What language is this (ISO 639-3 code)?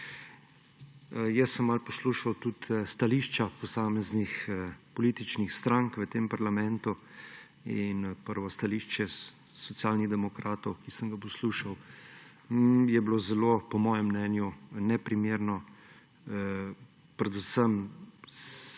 slv